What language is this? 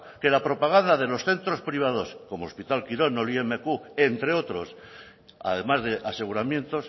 Spanish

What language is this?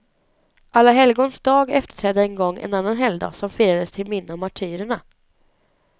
Swedish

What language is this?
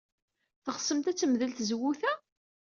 Kabyle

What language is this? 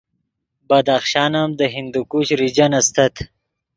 Yidgha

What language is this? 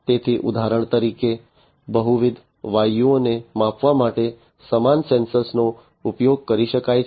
Gujarati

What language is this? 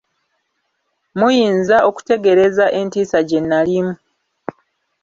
Ganda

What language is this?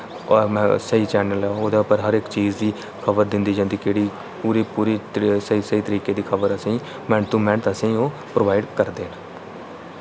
Dogri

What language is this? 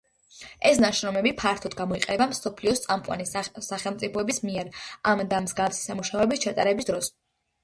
Georgian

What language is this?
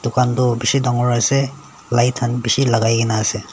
Naga Pidgin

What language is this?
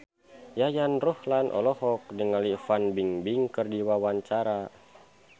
Sundanese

